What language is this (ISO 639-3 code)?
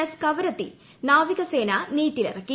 mal